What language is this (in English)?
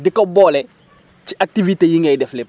Wolof